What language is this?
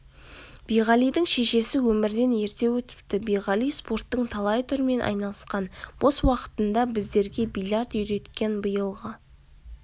Kazakh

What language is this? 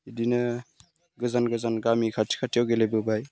Bodo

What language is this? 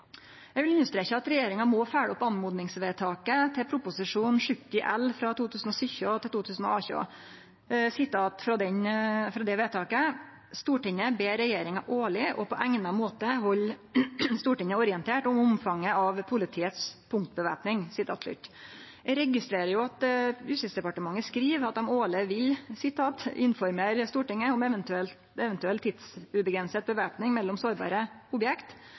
Norwegian Nynorsk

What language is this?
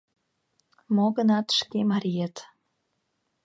Mari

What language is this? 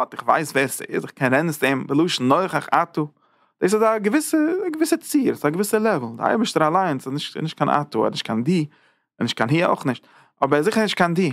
Dutch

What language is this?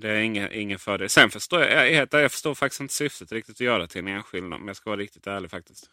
Swedish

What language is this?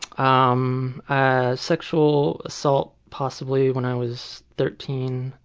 English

